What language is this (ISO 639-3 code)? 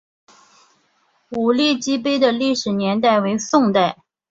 zho